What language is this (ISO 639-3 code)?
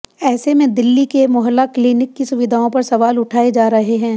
hin